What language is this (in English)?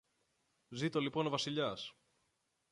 Greek